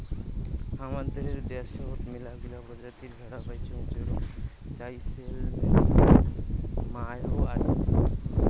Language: Bangla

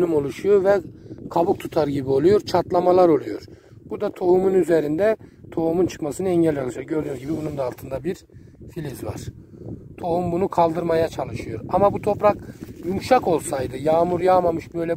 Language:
Turkish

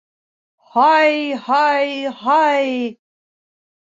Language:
Bashkir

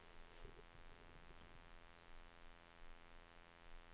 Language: Swedish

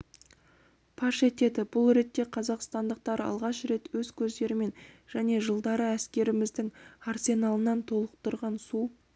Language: Kazakh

